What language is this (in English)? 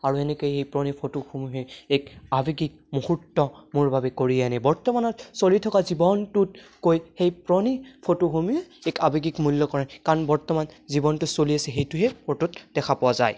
Assamese